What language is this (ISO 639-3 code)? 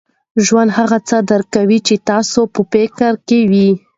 pus